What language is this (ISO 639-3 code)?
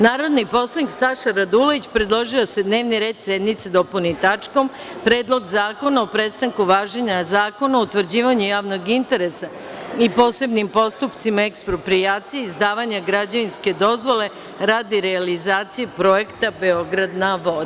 srp